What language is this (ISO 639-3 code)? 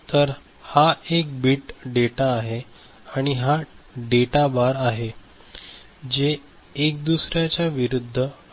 mar